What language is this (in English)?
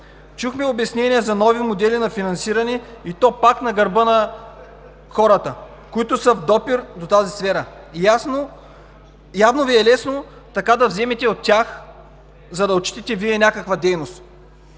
Bulgarian